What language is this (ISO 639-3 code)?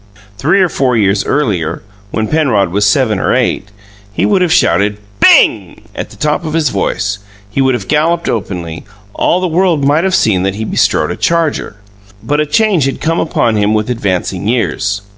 eng